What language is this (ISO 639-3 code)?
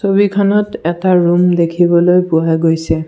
asm